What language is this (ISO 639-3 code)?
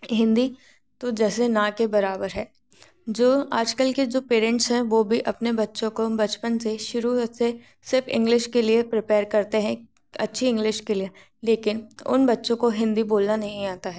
hin